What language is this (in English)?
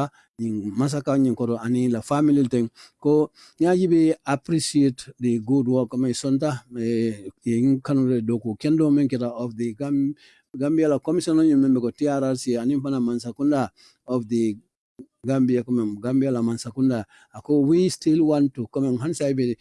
English